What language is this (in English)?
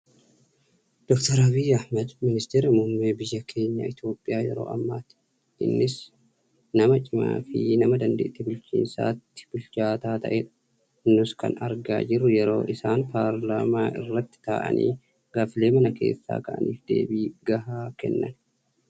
Oromo